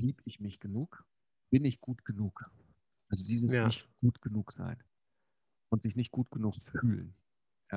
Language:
German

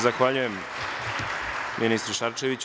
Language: Serbian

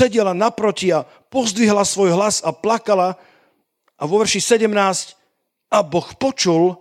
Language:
Slovak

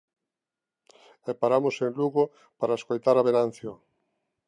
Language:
Galician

